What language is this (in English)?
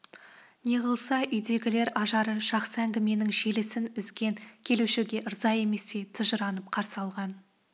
Kazakh